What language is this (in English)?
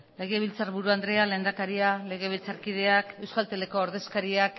Basque